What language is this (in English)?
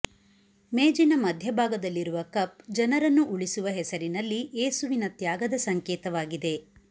Kannada